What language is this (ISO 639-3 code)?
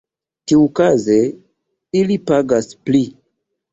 epo